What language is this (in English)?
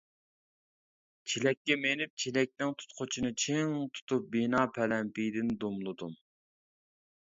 Uyghur